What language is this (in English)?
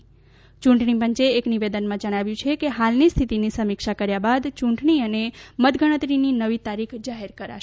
Gujarati